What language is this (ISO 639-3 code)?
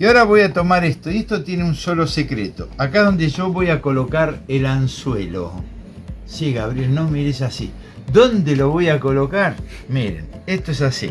spa